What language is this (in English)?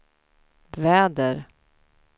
Swedish